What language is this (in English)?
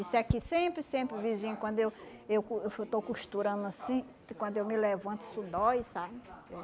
Portuguese